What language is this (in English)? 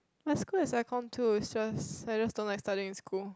English